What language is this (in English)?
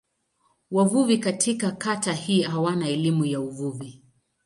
Swahili